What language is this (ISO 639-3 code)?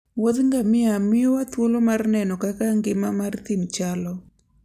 luo